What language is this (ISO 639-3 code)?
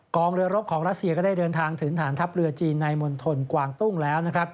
tha